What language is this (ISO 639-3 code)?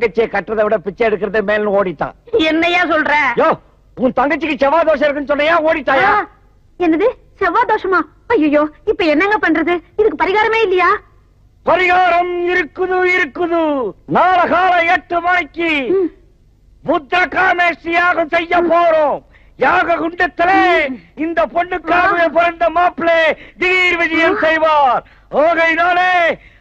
tam